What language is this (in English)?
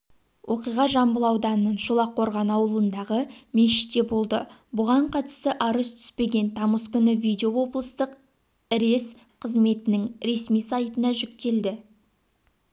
Kazakh